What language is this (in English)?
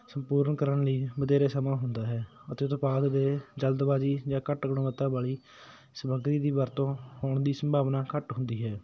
Punjabi